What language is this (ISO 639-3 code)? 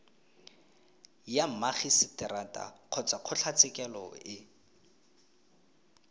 tsn